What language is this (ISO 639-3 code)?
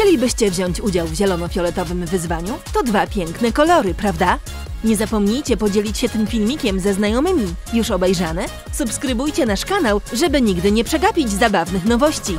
pol